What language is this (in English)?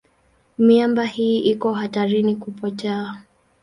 Swahili